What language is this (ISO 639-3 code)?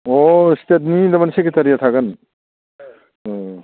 brx